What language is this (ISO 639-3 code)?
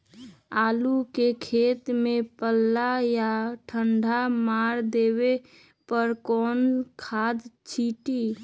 mag